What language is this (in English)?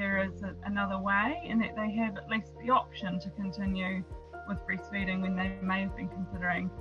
English